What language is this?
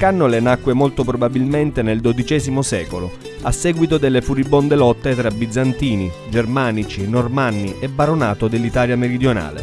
Italian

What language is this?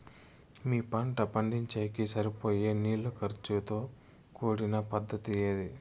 Telugu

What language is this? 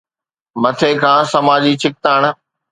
Sindhi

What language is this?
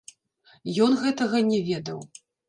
Belarusian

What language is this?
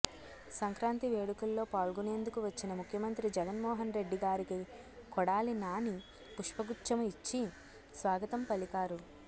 Telugu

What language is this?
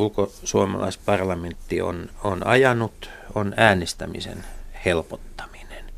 Finnish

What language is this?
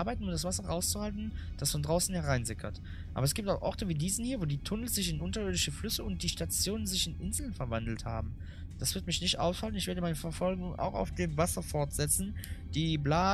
German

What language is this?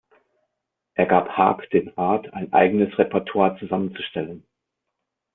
German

